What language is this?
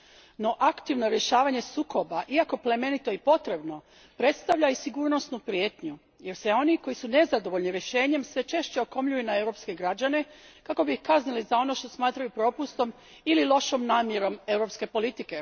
Croatian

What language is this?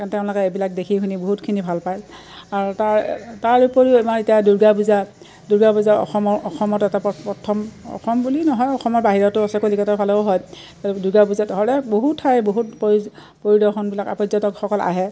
Assamese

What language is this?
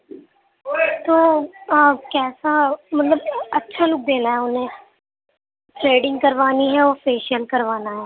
Urdu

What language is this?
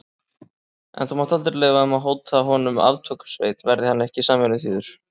Icelandic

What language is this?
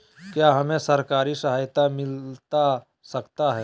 Magahi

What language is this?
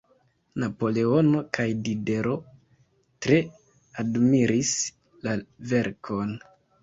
Esperanto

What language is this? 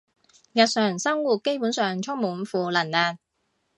Cantonese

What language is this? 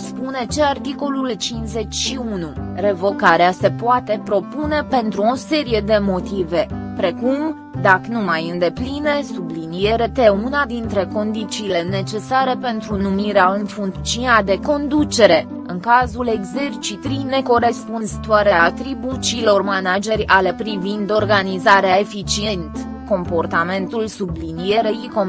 Romanian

